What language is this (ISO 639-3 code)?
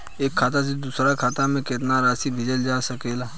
bho